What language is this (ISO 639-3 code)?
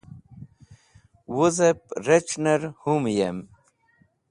wbl